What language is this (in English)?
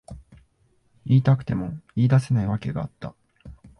Japanese